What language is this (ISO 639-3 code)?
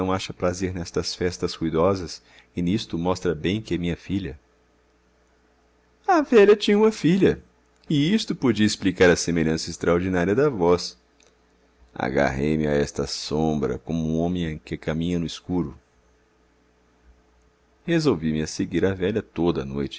por